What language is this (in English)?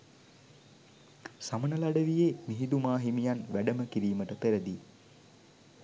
Sinhala